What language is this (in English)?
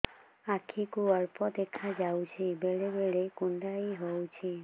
Odia